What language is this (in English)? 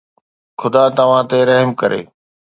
Sindhi